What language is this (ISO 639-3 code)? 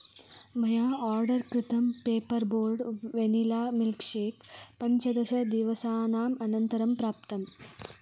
san